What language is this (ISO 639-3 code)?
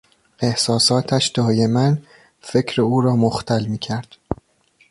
fas